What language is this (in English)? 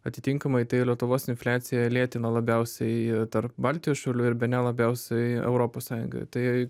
Lithuanian